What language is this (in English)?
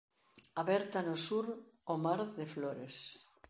Galician